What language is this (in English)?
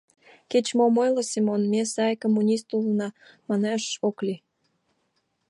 Mari